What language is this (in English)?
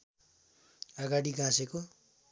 Nepali